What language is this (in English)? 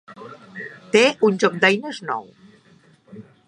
Catalan